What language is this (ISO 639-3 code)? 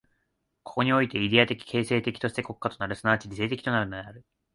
jpn